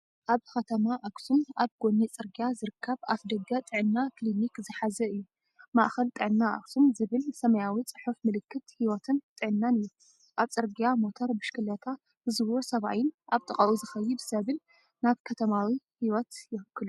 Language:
Tigrinya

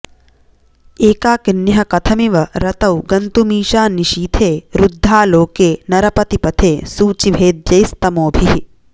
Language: Sanskrit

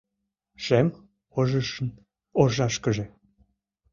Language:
Mari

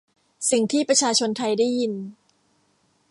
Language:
Thai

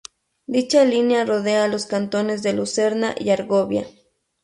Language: Spanish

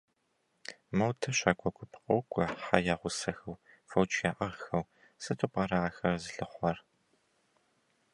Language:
Kabardian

